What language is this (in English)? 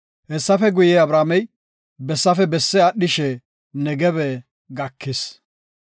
Gofa